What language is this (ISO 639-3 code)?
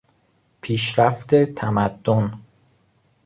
fas